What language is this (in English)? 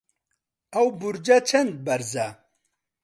Central Kurdish